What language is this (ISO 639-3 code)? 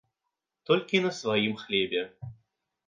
bel